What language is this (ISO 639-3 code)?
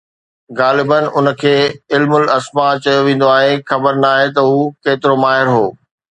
snd